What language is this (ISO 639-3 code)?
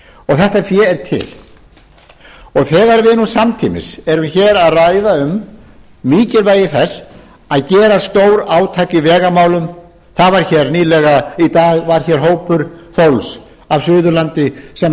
isl